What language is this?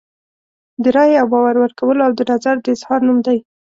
Pashto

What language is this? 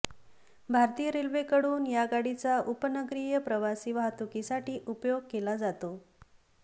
Marathi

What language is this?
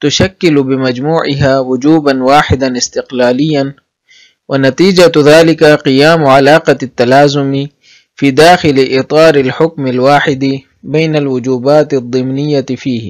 Arabic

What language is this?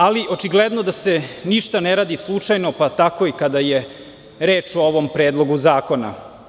Serbian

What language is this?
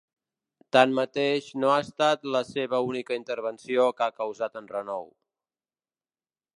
Catalan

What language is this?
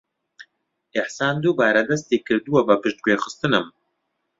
Central Kurdish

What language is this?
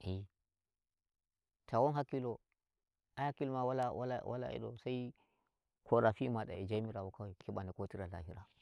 Nigerian Fulfulde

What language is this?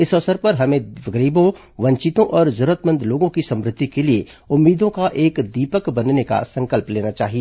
Hindi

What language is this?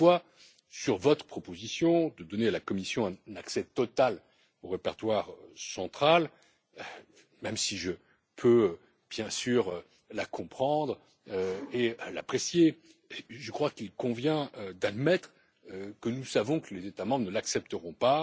French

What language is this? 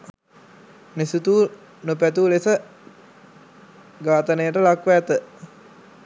Sinhala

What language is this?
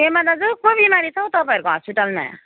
Nepali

